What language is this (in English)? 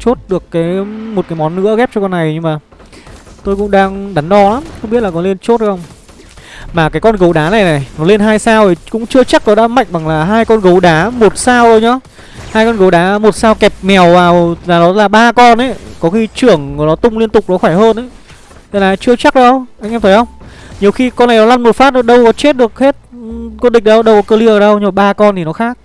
Vietnamese